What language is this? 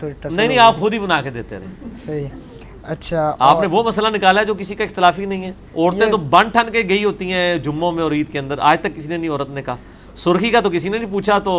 Urdu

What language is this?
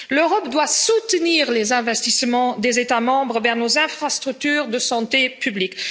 French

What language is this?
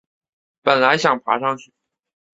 Chinese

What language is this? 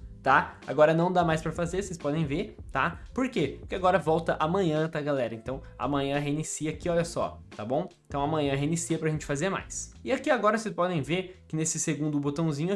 Portuguese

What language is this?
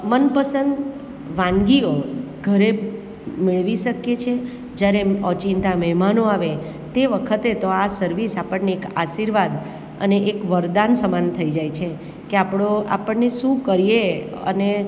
Gujarati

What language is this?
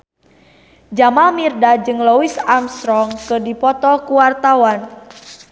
Sundanese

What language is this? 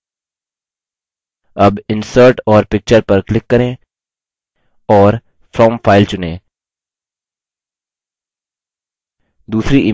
Hindi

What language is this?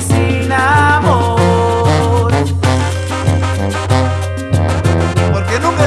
Spanish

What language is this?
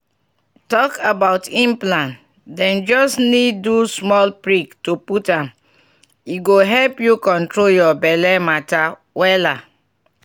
Nigerian Pidgin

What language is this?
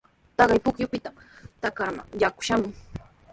Sihuas Ancash Quechua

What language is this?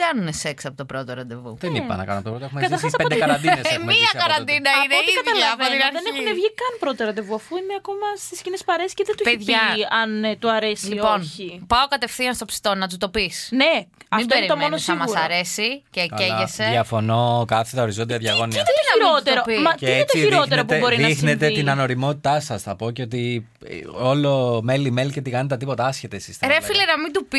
Greek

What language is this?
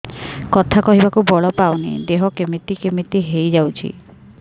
Odia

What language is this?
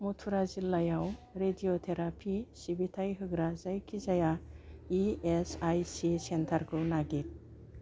Bodo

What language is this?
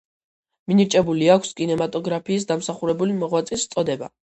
Georgian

